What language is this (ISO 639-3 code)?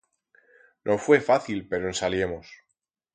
arg